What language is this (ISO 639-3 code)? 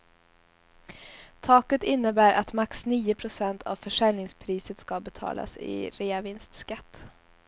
swe